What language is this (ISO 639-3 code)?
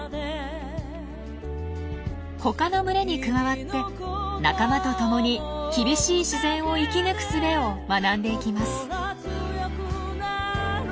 jpn